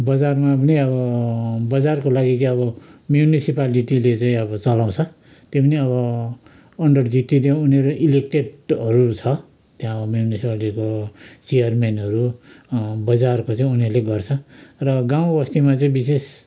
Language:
Nepali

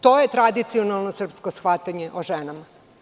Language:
Serbian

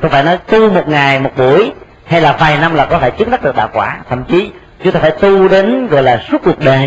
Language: Vietnamese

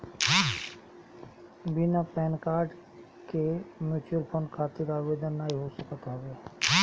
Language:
Bhojpuri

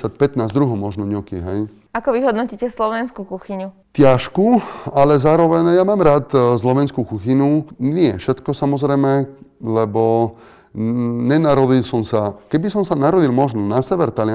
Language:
Slovak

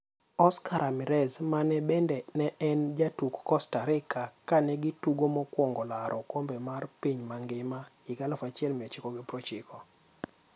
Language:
Luo (Kenya and Tanzania)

